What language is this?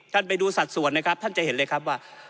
Thai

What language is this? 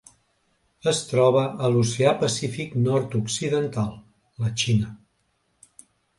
Catalan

